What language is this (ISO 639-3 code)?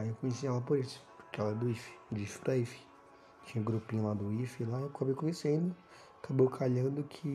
por